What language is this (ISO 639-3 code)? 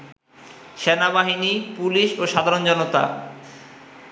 ben